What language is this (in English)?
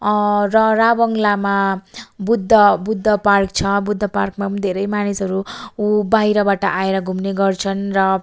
Nepali